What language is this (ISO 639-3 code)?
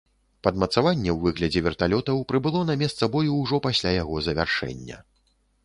bel